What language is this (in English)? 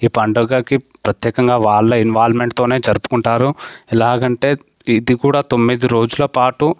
Telugu